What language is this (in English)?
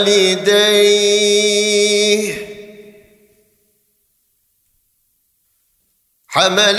Turkish